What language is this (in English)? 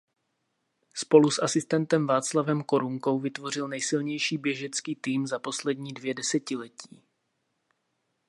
Czech